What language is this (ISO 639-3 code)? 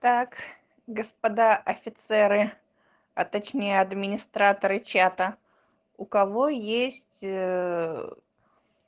rus